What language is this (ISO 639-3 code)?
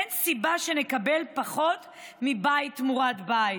heb